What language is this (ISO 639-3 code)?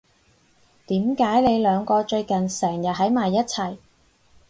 yue